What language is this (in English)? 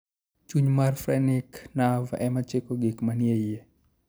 Luo (Kenya and Tanzania)